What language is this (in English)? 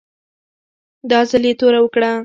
Pashto